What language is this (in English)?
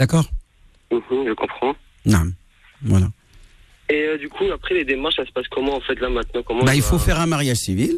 French